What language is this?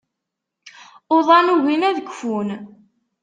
Kabyle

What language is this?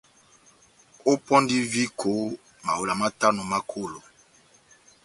Batanga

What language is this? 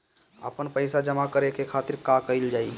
Bhojpuri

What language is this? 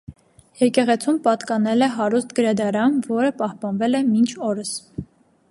Armenian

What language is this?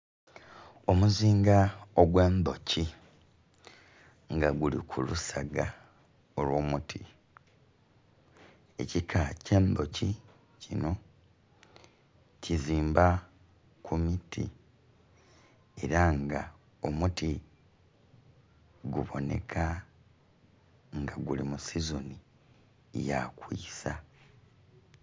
Soga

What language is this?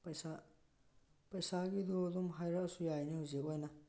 Manipuri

